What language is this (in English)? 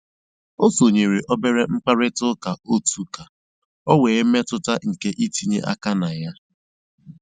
Igbo